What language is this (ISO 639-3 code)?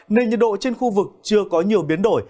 vie